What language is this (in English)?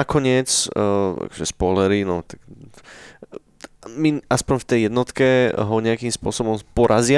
Slovak